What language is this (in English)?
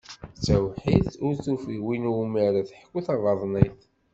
Kabyle